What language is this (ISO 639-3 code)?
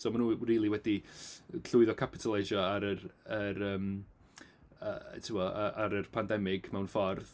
cym